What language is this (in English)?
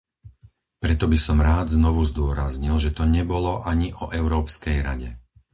Slovak